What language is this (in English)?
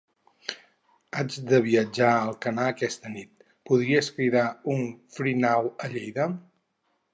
Catalan